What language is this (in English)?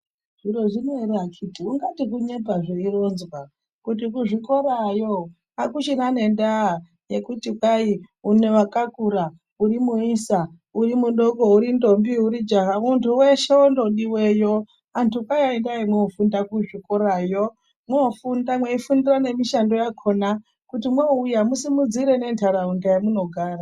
Ndau